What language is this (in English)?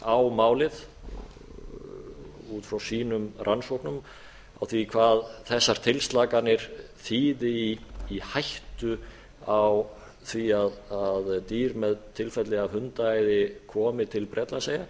Icelandic